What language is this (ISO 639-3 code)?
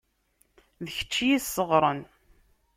kab